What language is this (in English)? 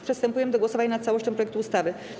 Polish